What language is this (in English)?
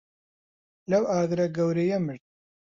Central Kurdish